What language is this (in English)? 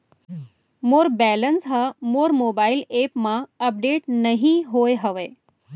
Chhattisgarhi